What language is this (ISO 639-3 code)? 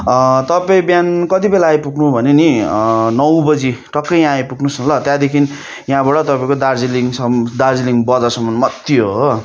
nep